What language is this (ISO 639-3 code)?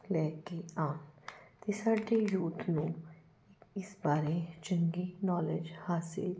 pan